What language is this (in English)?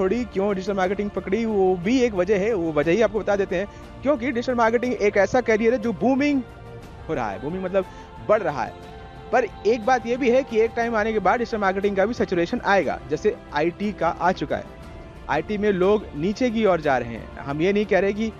Hindi